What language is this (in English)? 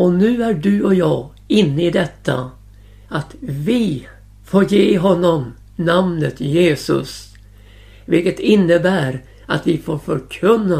Swedish